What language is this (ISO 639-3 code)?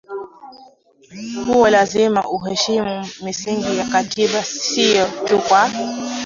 swa